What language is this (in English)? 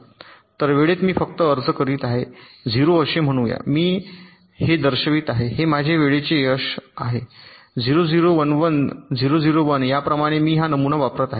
Marathi